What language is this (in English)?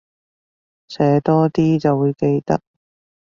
Cantonese